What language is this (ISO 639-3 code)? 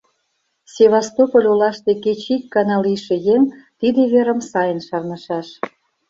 chm